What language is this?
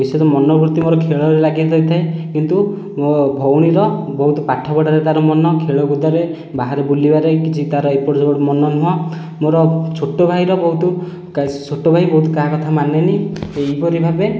Odia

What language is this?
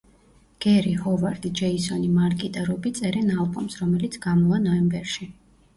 Georgian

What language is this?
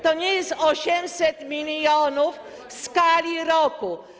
Polish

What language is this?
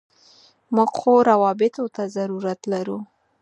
Pashto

